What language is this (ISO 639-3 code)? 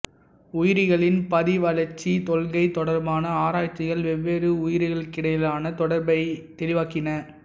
tam